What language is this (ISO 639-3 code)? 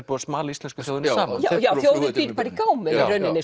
isl